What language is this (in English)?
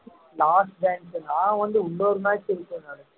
Tamil